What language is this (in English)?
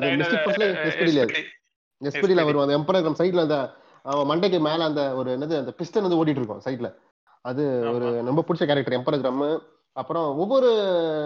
Tamil